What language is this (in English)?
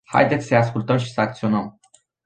Romanian